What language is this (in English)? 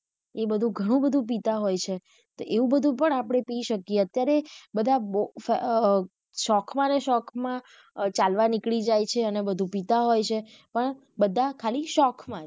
Gujarati